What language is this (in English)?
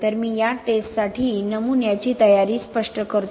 Marathi